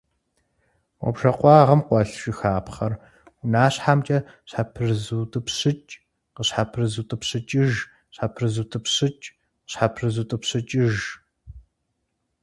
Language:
Kabardian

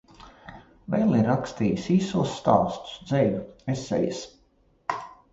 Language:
Latvian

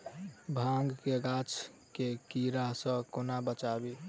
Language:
Maithili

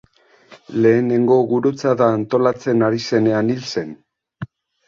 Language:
Basque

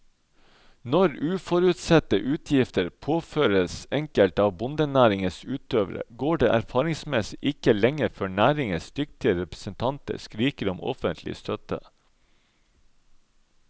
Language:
Norwegian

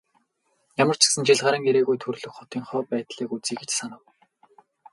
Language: Mongolian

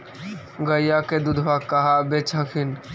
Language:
Magahi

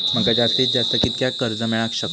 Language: Marathi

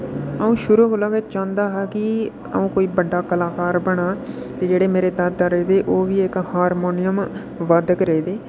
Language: Dogri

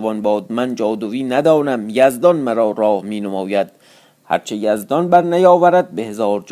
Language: Persian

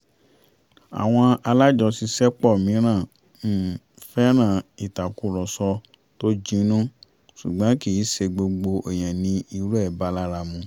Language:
Yoruba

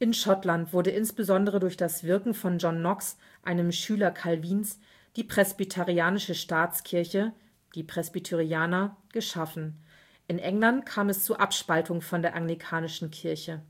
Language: German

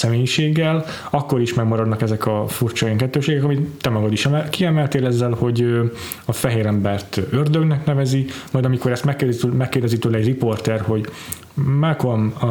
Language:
Hungarian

